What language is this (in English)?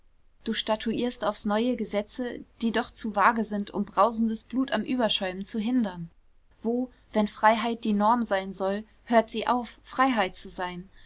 German